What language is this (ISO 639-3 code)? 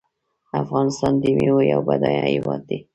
pus